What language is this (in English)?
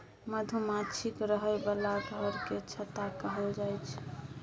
Maithili